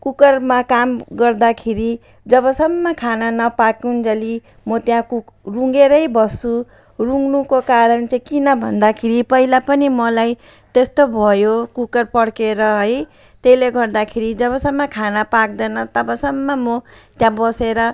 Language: Nepali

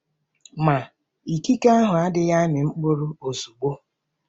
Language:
Igbo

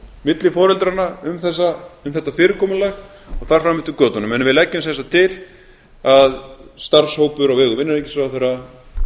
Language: Icelandic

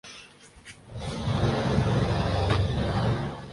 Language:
Urdu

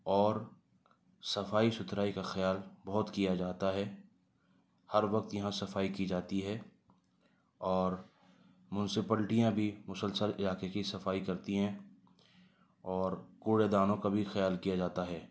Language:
Urdu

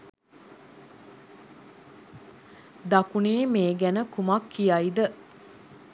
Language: Sinhala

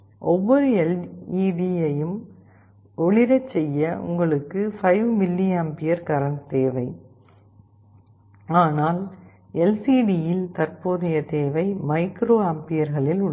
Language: Tamil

